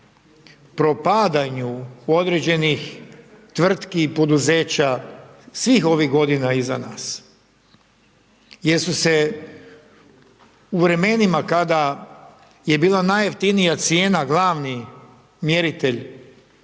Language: Croatian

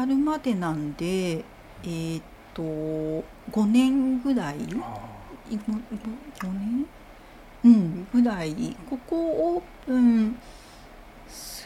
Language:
Japanese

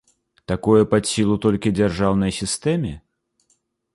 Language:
Belarusian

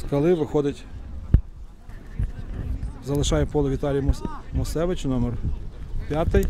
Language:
Ukrainian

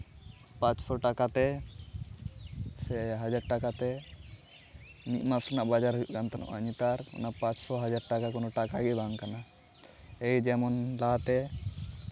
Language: Santali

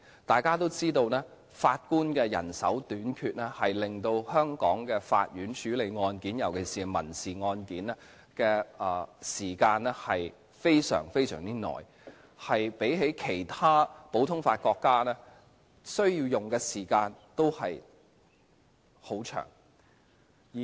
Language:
Cantonese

